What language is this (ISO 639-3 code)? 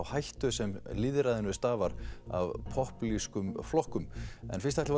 isl